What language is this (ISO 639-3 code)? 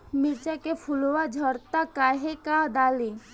bho